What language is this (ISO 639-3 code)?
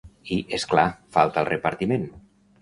cat